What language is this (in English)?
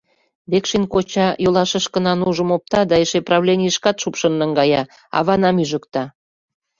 Mari